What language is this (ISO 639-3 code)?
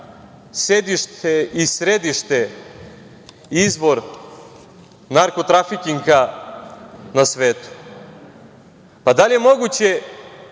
srp